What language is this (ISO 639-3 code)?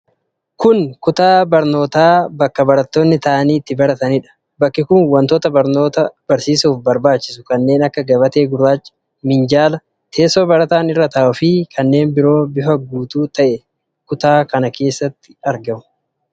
orm